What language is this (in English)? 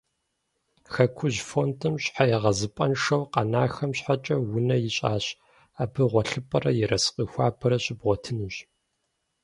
Kabardian